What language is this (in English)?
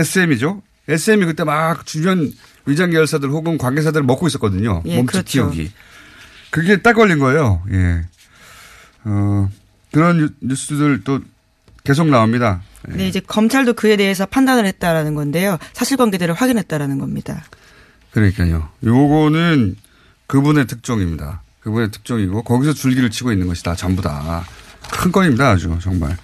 Korean